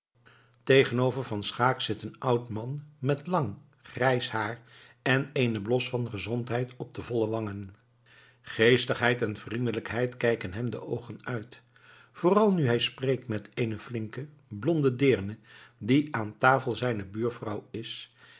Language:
Dutch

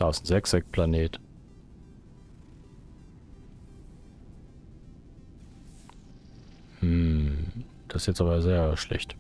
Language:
German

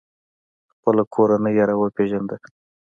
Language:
Pashto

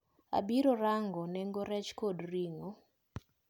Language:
Luo (Kenya and Tanzania)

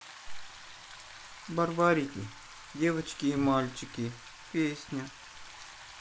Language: Russian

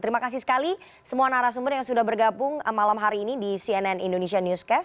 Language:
Indonesian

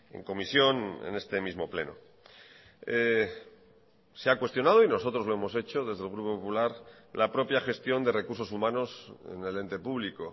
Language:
Spanish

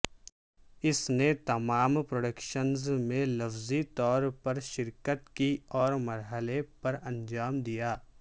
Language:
Urdu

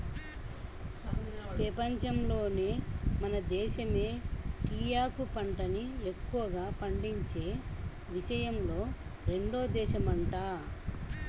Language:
Telugu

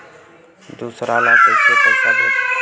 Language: Chhattisgarhi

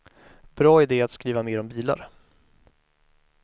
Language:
Swedish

